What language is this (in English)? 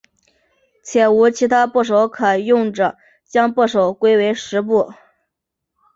Chinese